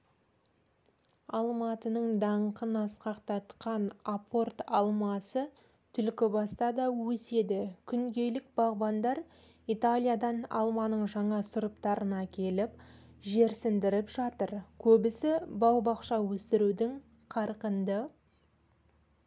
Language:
Kazakh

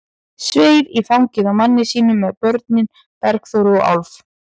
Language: Icelandic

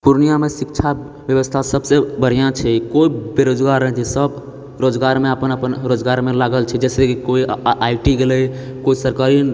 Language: Maithili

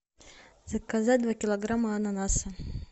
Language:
Russian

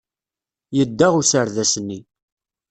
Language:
Kabyle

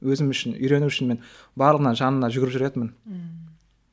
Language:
Kazakh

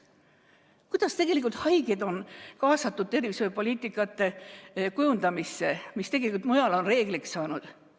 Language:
Estonian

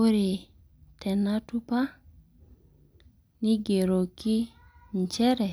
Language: Masai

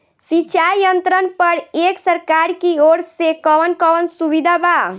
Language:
Bhojpuri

